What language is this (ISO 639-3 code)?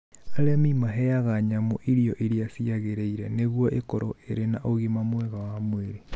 kik